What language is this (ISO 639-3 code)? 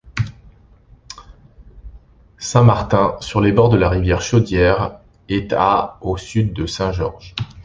fra